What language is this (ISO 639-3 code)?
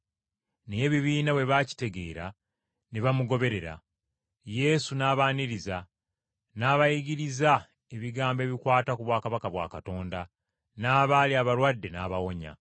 lug